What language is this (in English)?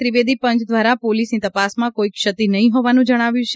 Gujarati